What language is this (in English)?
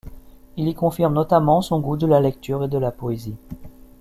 French